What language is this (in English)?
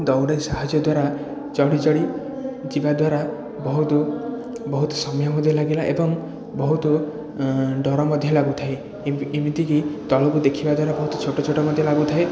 Odia